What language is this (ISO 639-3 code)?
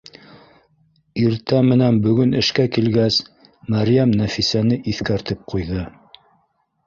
bak